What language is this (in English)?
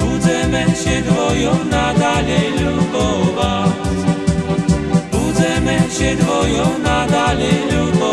Slovak